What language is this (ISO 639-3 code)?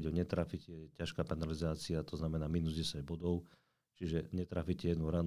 slk